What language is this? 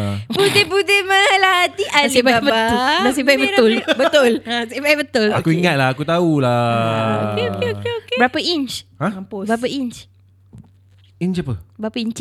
Malay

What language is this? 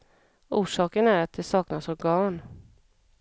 Swedish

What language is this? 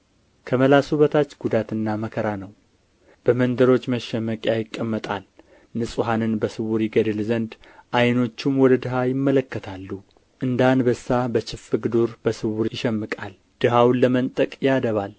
Amharic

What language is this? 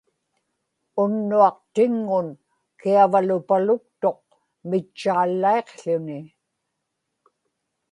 Inupiaq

